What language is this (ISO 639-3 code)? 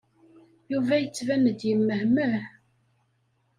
kab